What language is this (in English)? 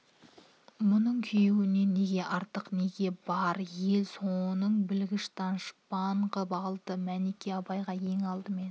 Kazakh